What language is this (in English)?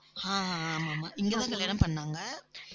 Tamil